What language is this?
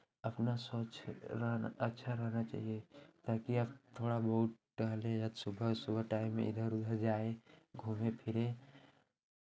Hindi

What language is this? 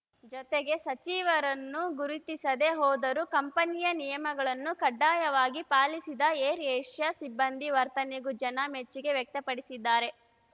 Kannada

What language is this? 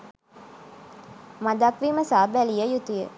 Sinhala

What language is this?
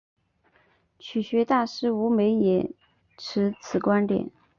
Chinese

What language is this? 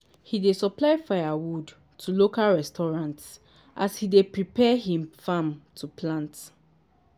Nigerian Pidgin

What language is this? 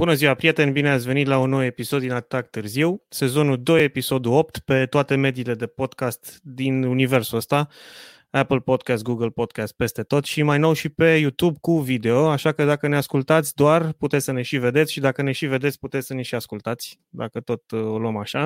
Romanian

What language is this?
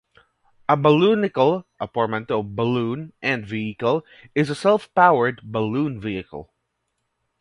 English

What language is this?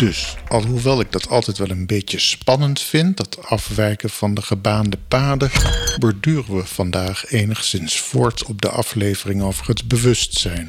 Dutch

